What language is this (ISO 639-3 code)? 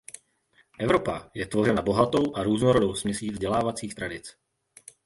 ces